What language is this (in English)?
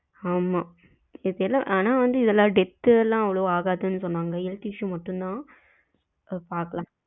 Tamil